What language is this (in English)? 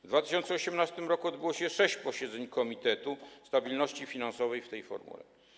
Polish